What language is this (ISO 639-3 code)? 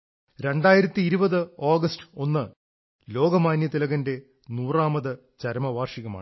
mal